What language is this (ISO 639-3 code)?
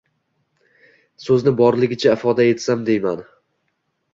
uzb